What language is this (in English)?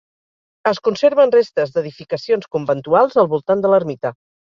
Catalan